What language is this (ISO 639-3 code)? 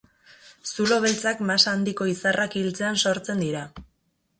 eus